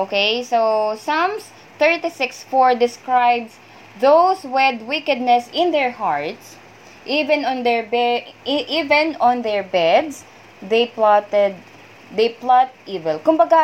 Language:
Filipino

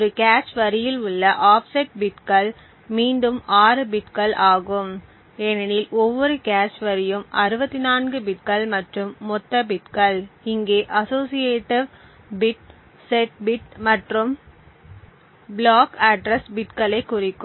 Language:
Tamil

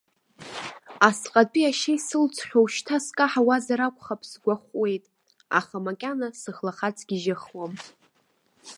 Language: Abkhazian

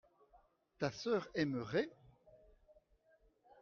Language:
French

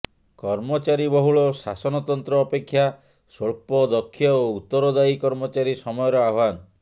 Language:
Odia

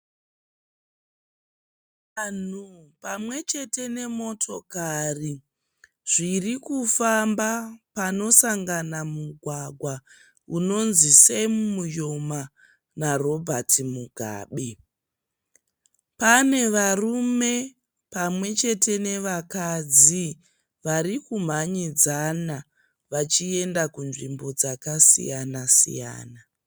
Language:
Shona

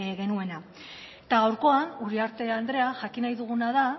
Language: Basque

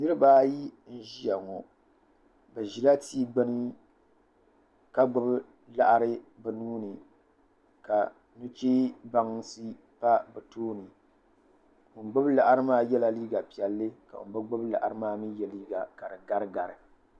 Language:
Dagbani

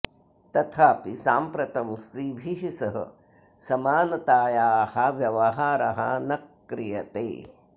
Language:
Sanskrit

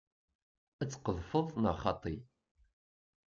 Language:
Kabyle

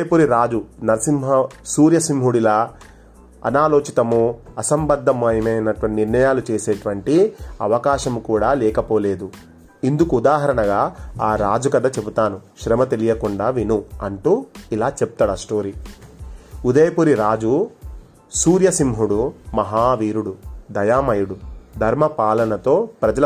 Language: Telugu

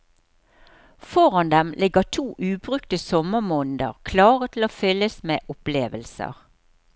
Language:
Norwegian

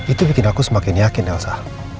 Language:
Indonesian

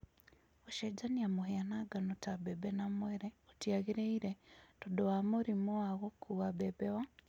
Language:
Kikuyu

